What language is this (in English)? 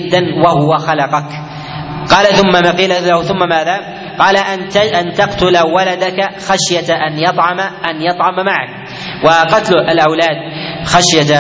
Arabic